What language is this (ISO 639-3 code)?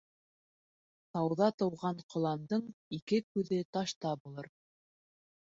bak